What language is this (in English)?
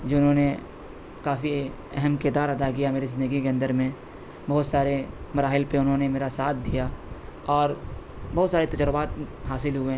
Urdu